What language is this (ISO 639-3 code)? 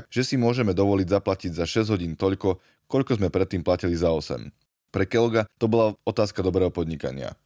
slk